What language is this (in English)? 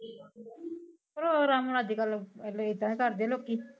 Punjabi